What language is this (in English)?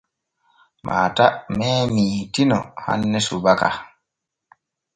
Borgu Fulfulde